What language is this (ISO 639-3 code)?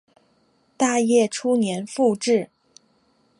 zho